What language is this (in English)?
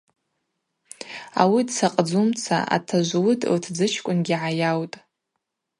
Abaza